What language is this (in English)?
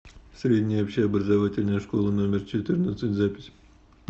Russian